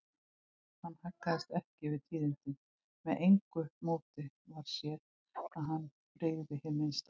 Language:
Icelandic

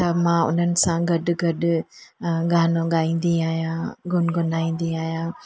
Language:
Sindhi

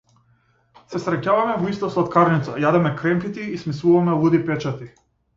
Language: Macedonian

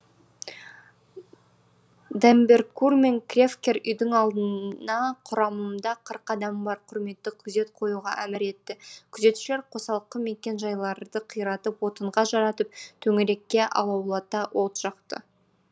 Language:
Kazakh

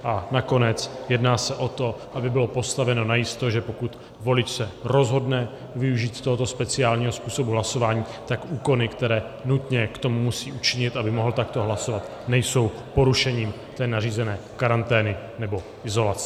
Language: Czech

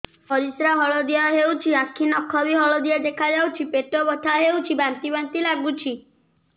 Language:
Odia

